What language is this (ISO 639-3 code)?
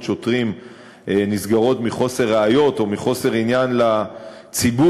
heb